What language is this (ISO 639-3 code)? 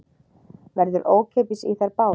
isl